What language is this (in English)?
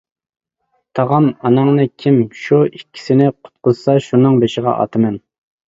Uyghur